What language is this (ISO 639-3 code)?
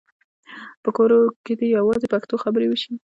pus